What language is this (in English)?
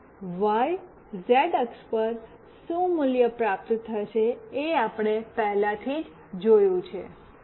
Gujarati